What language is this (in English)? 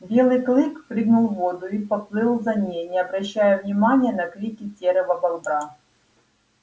Russian